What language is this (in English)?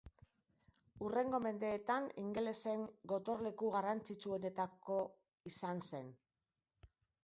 Basque